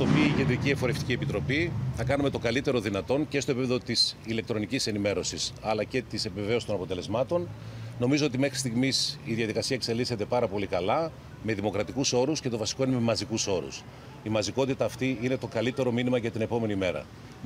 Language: Greek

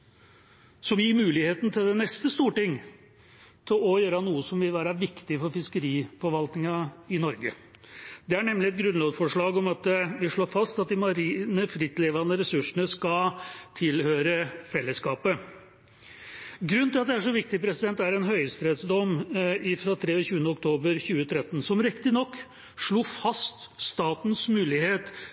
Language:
Norwegian Bokmål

